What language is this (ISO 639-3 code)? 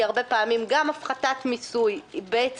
heb